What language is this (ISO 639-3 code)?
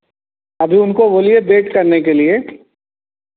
hin